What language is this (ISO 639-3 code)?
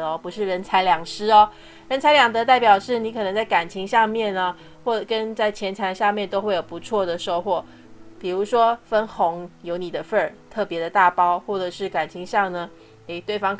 zho